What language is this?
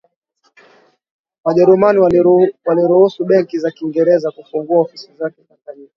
Swahili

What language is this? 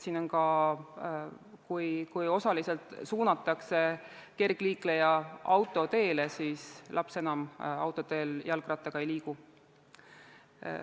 Estonian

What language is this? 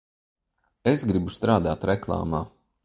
Latvian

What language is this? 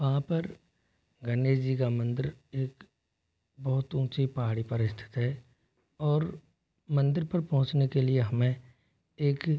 Hindi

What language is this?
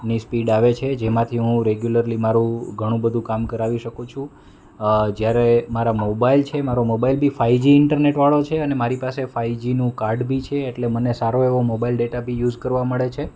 Gujarati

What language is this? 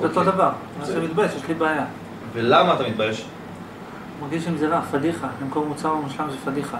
Hebrew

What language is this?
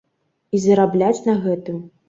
Belarusian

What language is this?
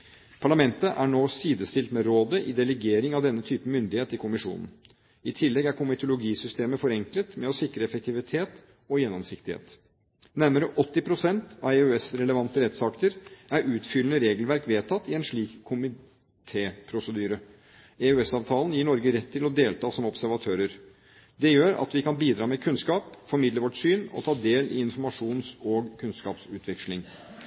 Norwegian Bokmål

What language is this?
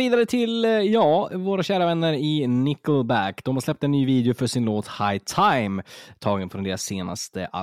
Swedish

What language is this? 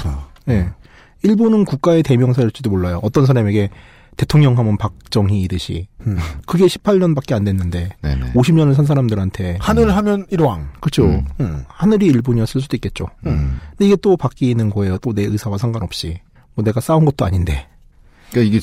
Korean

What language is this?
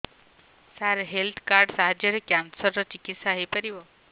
Odia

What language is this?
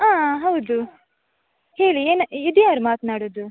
Kannada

